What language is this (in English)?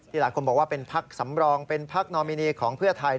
Thai